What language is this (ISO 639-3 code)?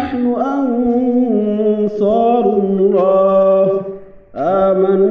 ara